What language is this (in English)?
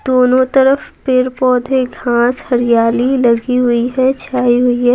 Hindi